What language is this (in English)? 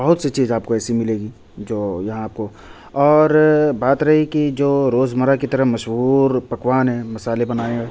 Urdu